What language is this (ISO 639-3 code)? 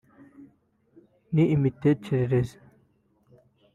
kin